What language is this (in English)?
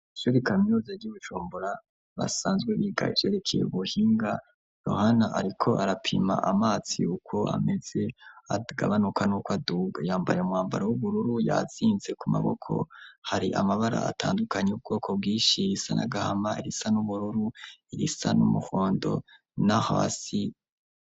Rundi